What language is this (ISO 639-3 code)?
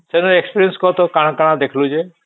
ori